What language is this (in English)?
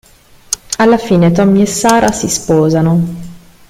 Italian